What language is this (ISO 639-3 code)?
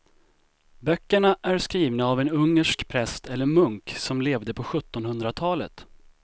swe